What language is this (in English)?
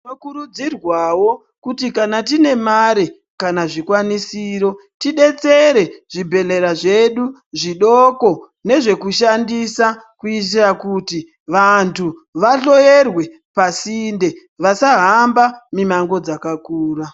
Ndau